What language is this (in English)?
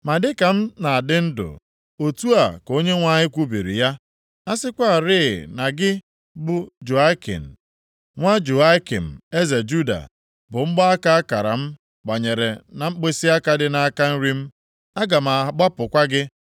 Igbo